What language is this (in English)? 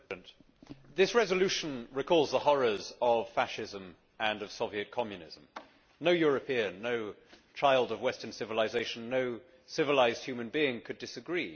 English